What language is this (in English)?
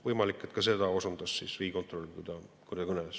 Estonian